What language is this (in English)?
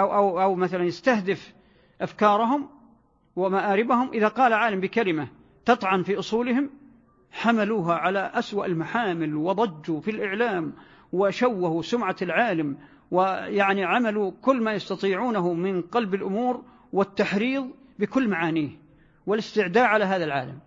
Arabic